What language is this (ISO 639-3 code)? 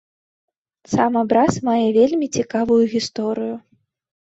bel